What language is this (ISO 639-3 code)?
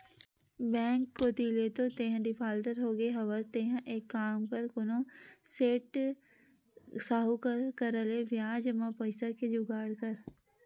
hne